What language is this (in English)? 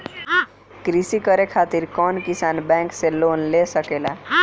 Bhojpuri